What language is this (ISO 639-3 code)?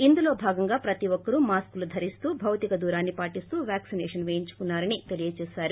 tel